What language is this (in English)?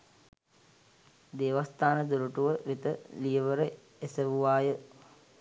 Sinhala